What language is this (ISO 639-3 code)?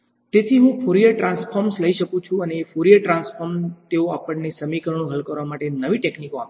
guj